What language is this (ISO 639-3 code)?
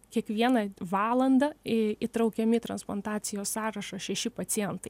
lit